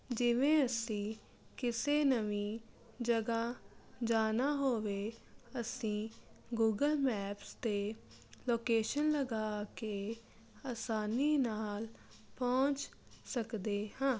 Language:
Punjabi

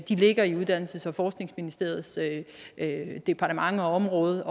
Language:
Danish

